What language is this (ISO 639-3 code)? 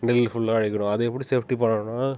tam